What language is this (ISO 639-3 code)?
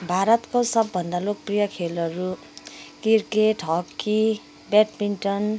nep